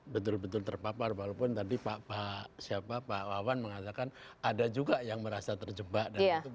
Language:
Indonesian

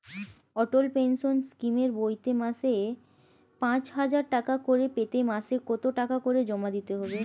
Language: Bangla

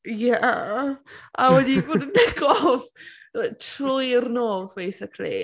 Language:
Welsh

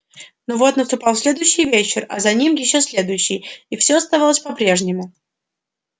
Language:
Russian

